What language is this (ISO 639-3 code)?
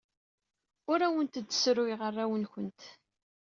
kab